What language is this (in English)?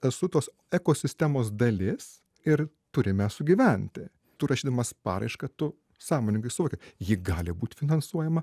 Lithuanian